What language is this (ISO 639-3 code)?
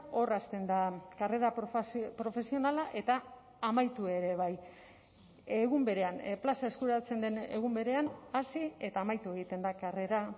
eus